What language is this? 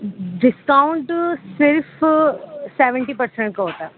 Urdu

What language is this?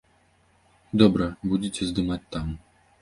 Belarusian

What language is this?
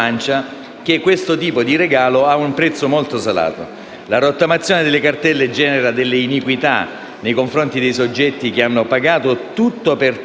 Italian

